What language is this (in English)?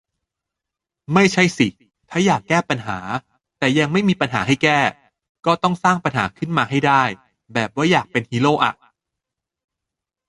Thai